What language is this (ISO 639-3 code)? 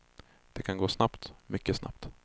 swe